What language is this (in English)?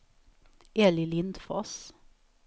Swedish